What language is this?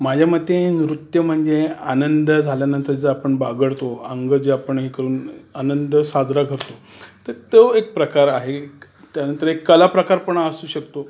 Marathi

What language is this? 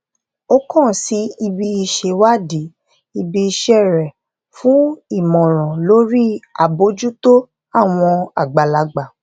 Yoruba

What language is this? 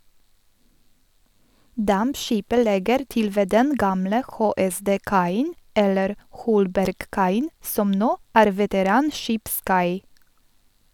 Norwegian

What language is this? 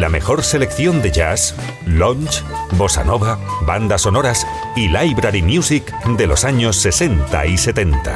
Spanish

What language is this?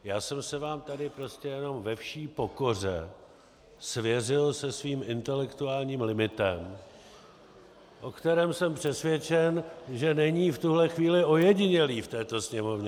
Czech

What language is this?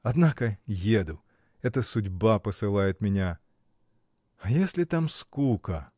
Russian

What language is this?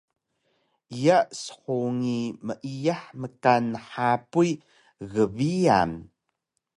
Taroko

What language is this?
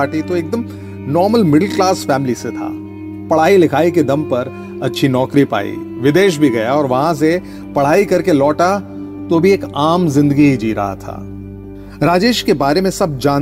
Hindi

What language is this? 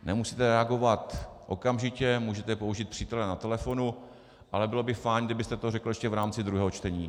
Czech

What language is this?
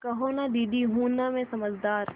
Hindi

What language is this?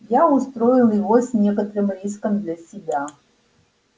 Russian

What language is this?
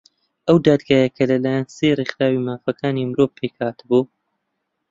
Central Kurdish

